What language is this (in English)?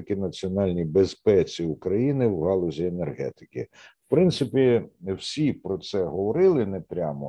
Ukrainian